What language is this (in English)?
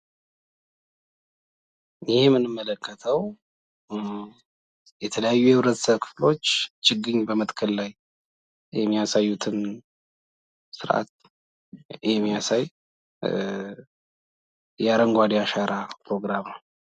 Amharic